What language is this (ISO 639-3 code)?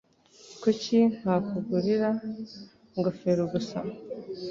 kin